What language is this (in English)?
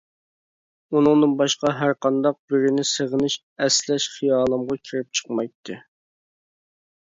Uyghur